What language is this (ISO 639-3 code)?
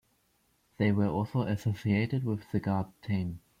eng